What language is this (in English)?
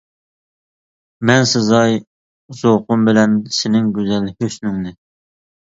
Uyghur